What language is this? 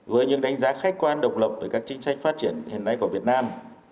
Vietnamese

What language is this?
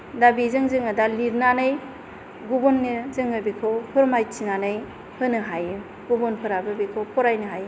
Bodo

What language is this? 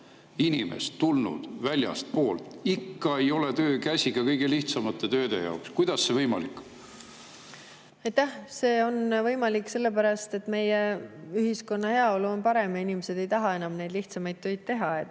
Estonian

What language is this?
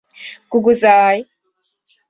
Mari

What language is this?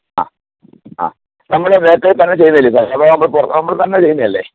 Malayalam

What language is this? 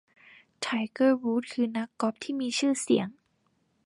Thai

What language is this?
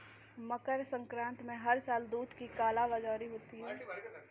Hindi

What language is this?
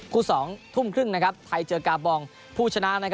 Thai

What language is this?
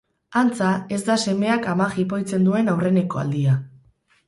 Basque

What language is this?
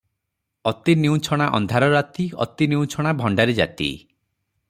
Odia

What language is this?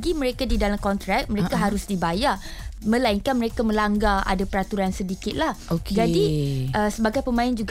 Malay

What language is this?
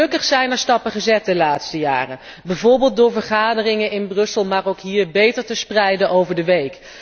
Dutch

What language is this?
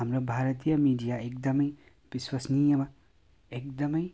Nepali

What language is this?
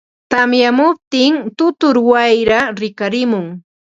Ambo-Pasco Quechua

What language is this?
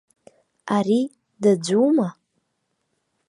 Abkhazian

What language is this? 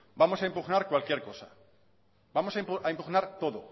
Spanish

